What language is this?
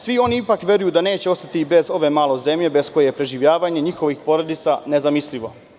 Serbian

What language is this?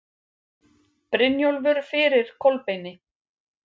Icelandic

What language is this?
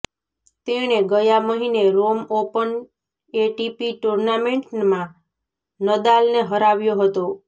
Gujarati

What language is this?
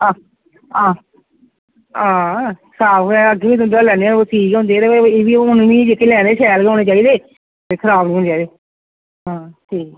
Dogri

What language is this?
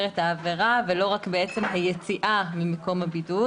Hebrew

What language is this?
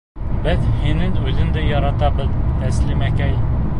Bashkir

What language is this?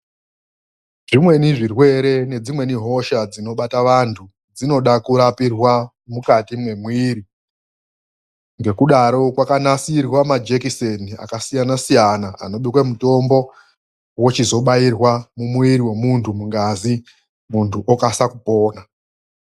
Ndau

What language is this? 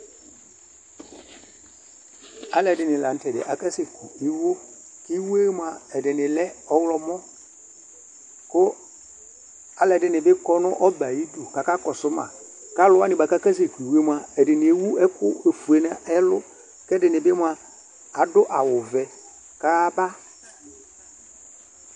Ikposo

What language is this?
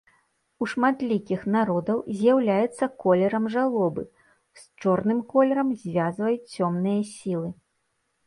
Belarusian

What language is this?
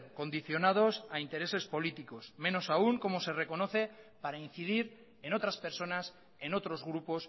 Spanish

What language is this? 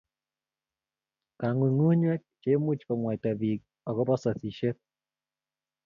Kalenjin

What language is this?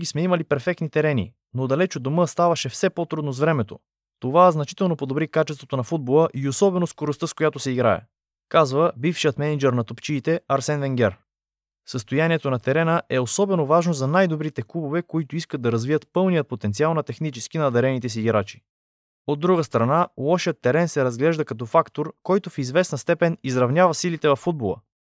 Bulgarian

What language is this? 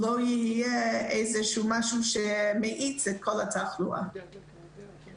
Hebrew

